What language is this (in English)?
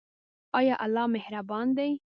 Pashto